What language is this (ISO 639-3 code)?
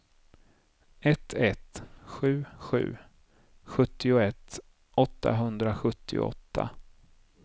swe